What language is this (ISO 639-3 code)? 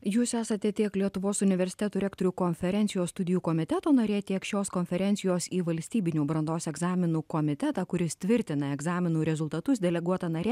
lit